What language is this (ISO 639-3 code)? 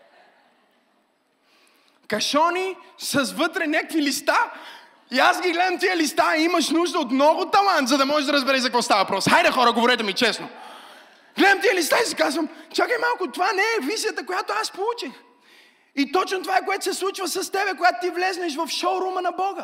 bul